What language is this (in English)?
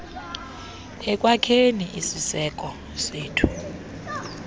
Xhosa